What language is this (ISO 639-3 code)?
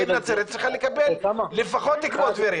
heb